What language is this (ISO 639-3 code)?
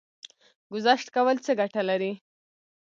pus